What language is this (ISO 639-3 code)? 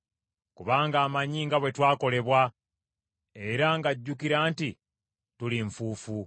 lug